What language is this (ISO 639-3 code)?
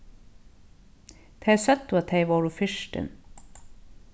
fao